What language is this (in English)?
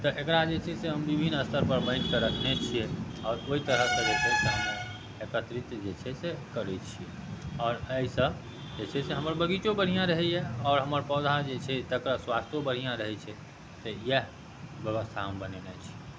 Maithili